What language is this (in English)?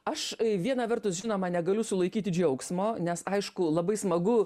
Lithuanian